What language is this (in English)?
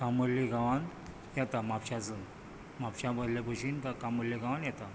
Konkani